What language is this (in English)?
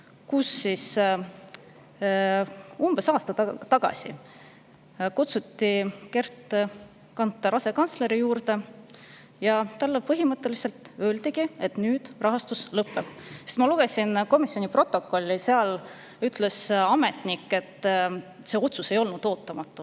Estonian